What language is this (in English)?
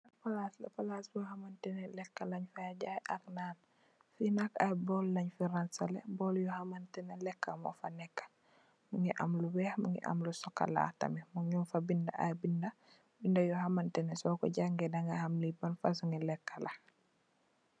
Wolof